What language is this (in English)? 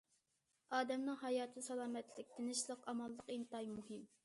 Uyghur